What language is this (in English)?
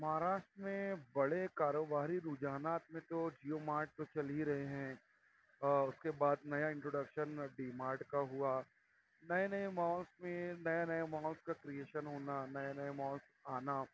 Urdu